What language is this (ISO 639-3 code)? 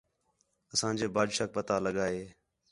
xhe